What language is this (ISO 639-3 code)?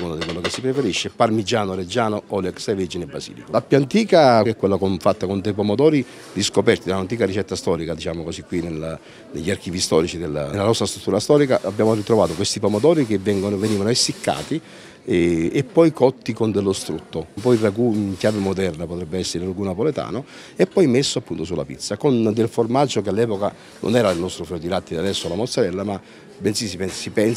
ita